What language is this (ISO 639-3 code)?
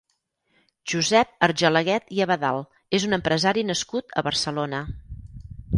cat